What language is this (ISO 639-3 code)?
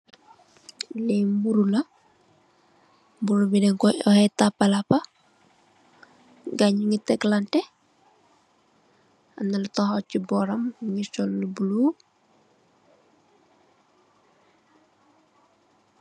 wol